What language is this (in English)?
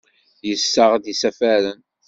Kabyle